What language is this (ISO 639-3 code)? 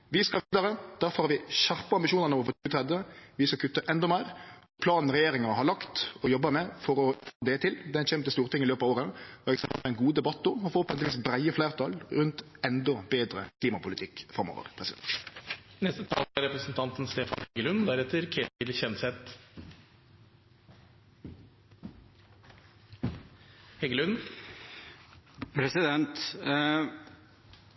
nor